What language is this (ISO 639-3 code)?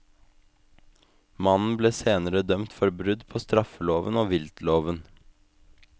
nor